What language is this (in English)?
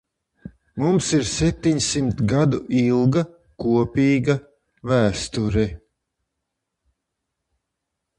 Latvian